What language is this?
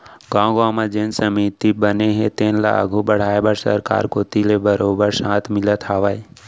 Chhattisgarhi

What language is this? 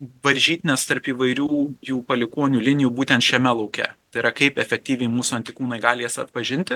Lithuanian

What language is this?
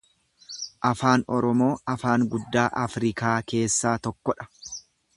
Oromo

